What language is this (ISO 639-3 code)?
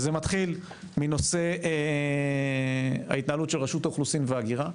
heb